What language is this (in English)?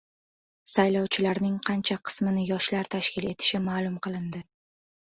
Uzbek